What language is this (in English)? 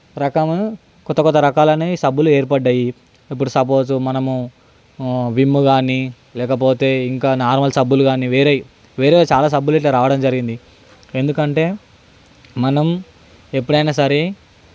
Telugu